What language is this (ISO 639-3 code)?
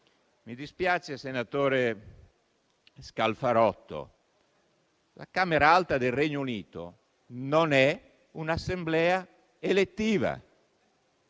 ita